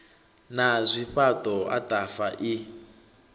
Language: Venda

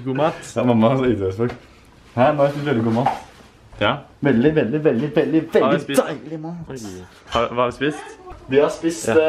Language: Norwegian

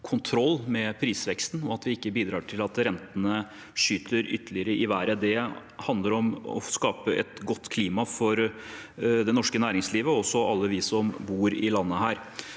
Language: Norwegian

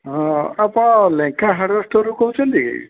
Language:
Odia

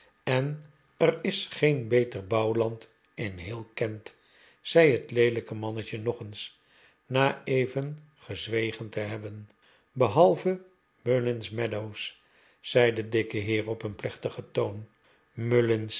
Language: Dutch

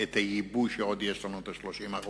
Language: Hebrew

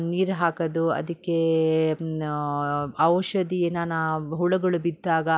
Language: Kannada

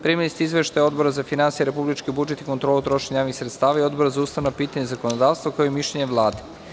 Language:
Serbian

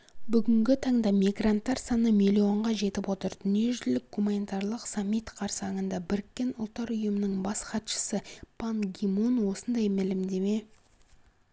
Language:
Kazakh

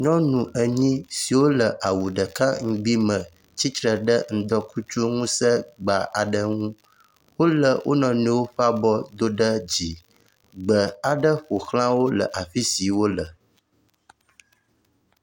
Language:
Ewe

